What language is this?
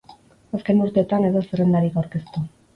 Basque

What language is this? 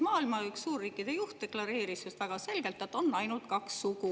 Estonian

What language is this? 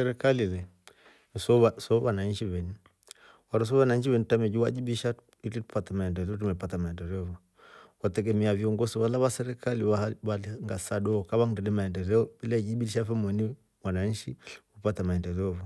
Rombo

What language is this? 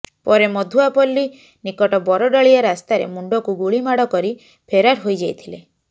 Odia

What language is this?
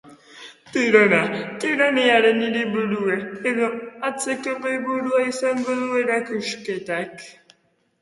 Basque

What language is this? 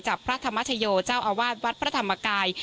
Thai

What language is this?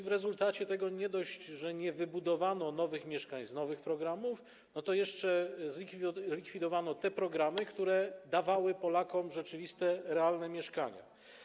Polish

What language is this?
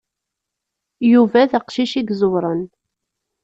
Kabyle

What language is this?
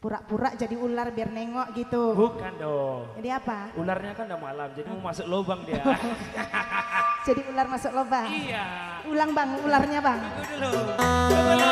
Indonesian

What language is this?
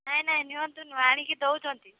Odia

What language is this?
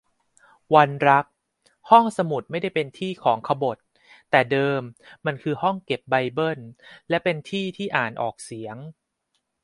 Thai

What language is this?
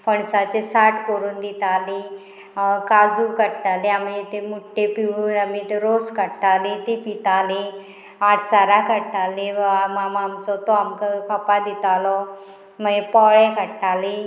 Konkani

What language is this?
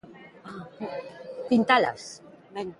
Galician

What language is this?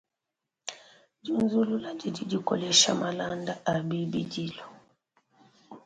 Luba-Lulua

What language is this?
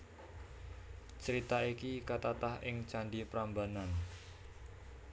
Javanese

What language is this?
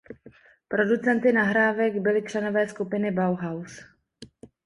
Czech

